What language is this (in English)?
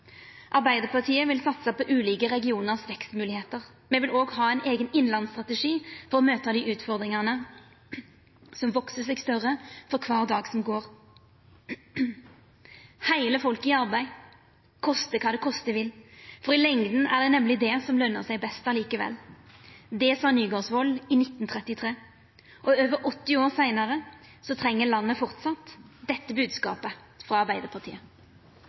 Norwegian Nynorsk